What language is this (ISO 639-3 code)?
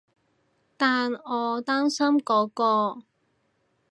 yue